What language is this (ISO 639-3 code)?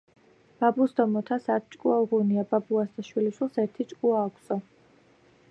kat